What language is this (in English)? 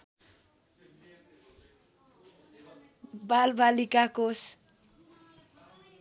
Nepali